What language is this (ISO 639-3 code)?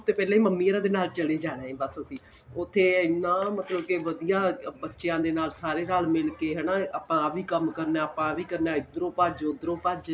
pan